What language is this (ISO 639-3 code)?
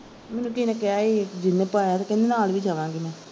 pan